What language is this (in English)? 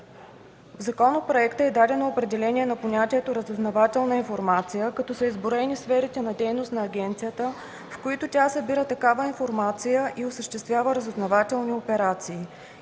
Bulgarian